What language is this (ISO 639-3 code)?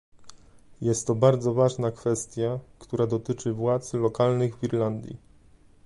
pol